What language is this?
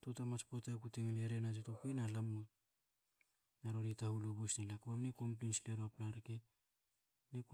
Hakö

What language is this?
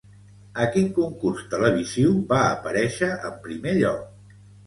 Catalan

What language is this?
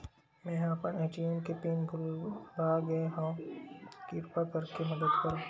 Chhattisgarhi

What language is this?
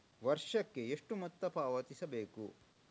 Kannada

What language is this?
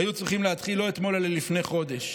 Hebrew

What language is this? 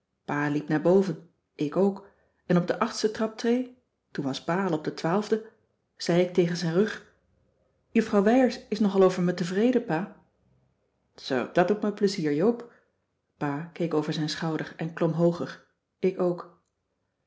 Dutch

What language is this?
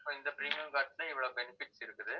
Tamil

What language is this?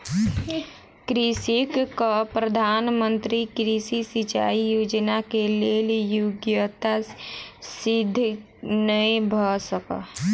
Maithili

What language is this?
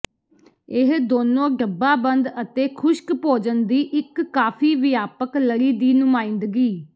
Punjabi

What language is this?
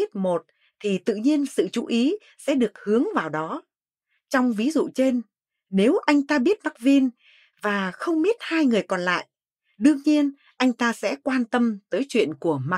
Vietnamese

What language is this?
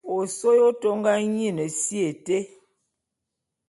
Bulu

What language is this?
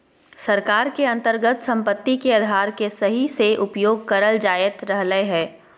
Magahi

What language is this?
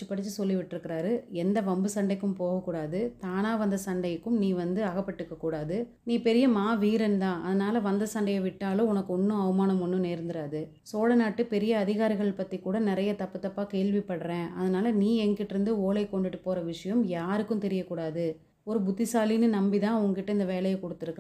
Tamil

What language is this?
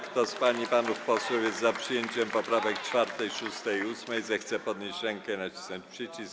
Polish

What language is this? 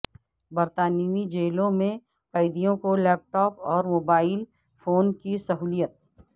Urdu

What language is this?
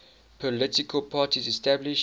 English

